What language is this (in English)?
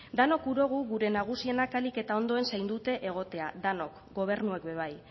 Basque